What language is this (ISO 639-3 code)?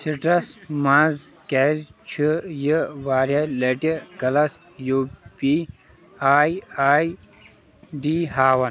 kas